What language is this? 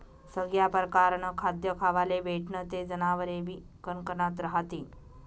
Marathi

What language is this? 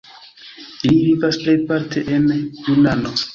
Esperanto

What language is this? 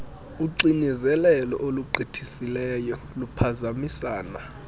Xhosa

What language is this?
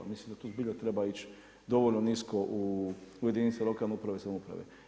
Croatian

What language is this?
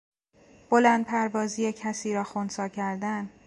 Persian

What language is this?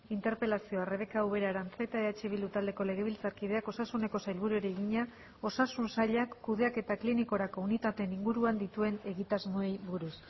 Basque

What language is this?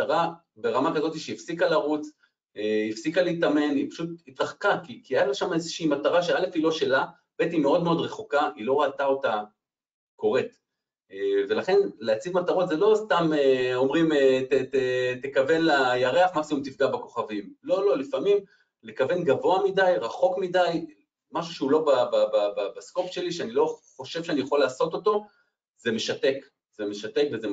Hebrew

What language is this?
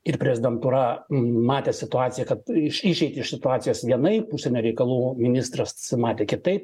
Lithuanian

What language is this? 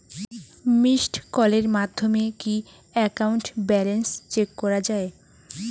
Bangla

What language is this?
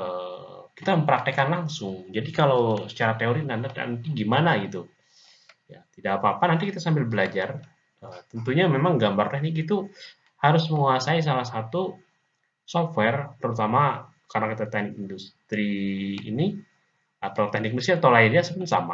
Indonesian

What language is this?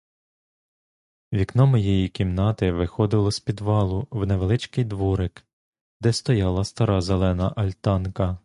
Ukrainian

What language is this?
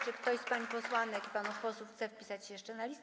Polish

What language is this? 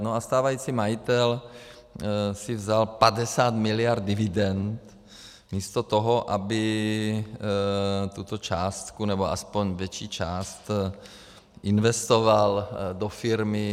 Czech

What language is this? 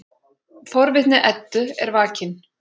Icelandic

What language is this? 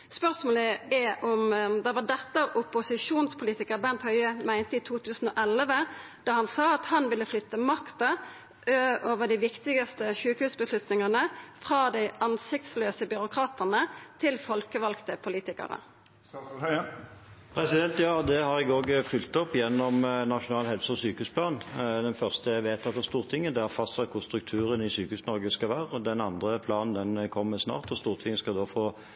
Norwegian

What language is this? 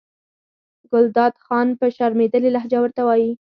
Pashto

